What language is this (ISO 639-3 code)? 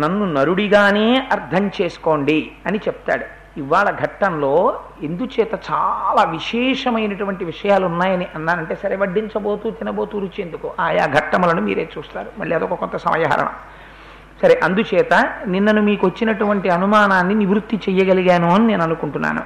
tel